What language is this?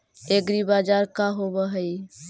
Magahi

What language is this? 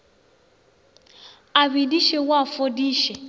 Northern Sotho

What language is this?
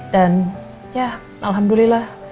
Indonesian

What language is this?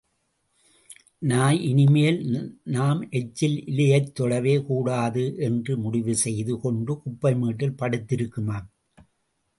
Tamil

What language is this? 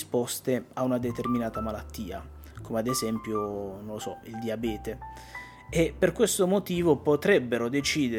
Italian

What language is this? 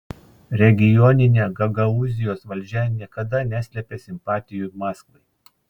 Lithuanian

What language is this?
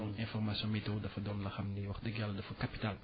Wolof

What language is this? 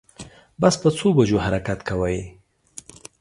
Pashto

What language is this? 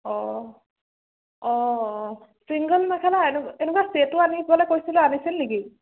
Assamese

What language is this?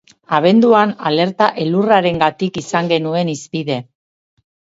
Basque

